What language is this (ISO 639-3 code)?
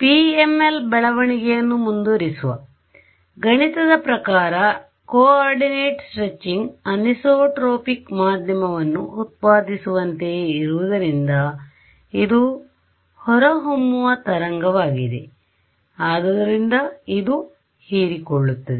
kan